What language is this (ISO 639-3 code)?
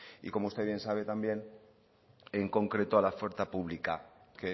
spa